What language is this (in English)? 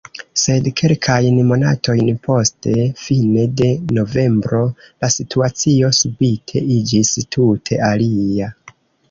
Esperanto